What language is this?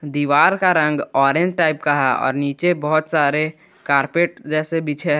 Hindi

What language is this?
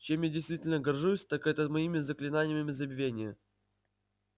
Russian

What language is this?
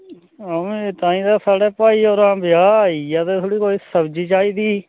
Dogri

